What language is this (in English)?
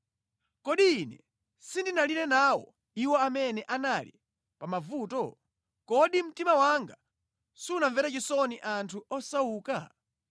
Nyanja